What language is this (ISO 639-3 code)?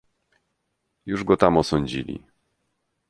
pol